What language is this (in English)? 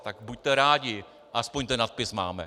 Czech